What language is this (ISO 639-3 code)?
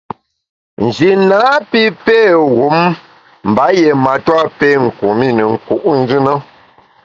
bax